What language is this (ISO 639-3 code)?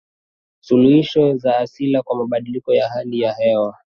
swa